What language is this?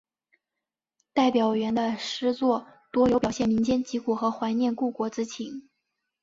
Chinese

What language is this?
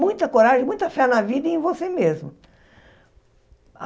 Portuguese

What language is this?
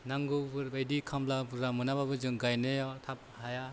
Bodo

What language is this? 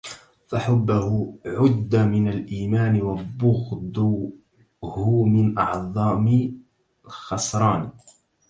Arabic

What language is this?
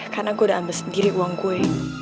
Indonesian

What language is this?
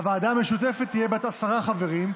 Hebrew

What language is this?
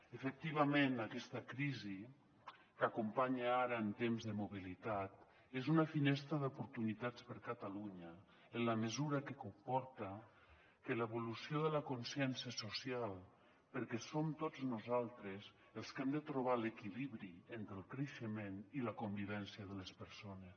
Catalan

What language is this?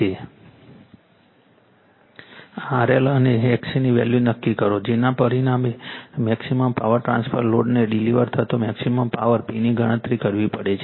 Gujarati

